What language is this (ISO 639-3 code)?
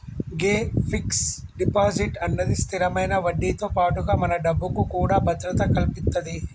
tel